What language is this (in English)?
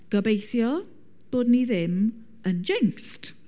Welsh